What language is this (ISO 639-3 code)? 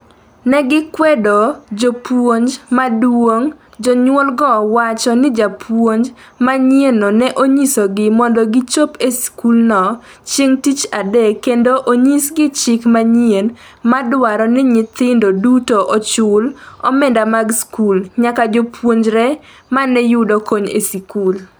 luo